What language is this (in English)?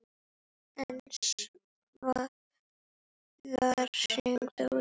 Icelandic